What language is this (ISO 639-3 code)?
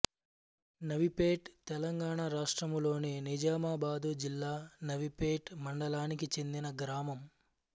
tel